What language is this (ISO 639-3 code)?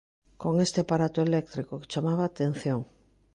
glg